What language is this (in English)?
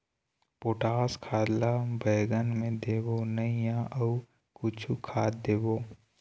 Chhattisgarhi